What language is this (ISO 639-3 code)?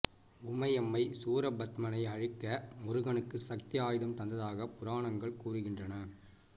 tam